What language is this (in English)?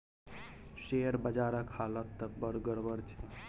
Maithili